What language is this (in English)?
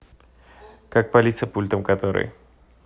Russian